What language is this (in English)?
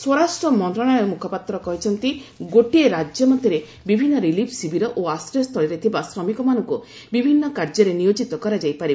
Odia